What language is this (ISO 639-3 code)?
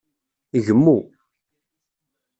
kab